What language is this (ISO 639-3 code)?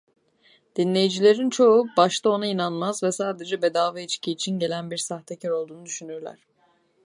tur